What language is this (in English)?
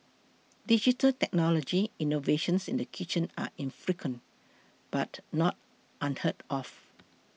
English